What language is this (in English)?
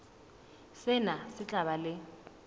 Southern Sotho